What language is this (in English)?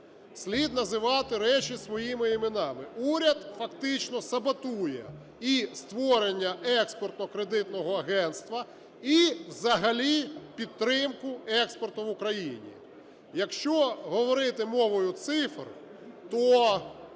Ukrainian